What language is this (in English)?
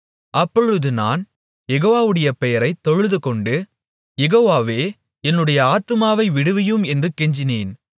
Tamil